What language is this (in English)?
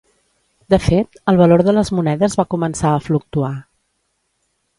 Catalan